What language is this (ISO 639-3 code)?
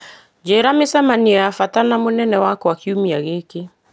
kik